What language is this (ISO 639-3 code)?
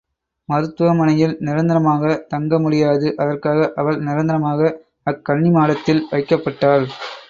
tam